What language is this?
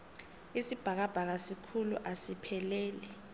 South Ndebele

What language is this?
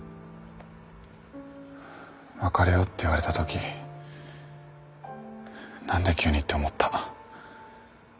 Japanese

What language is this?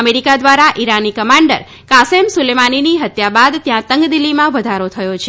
Gujarati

